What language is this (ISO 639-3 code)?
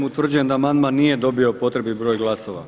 hrv